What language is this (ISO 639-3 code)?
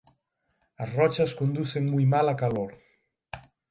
glg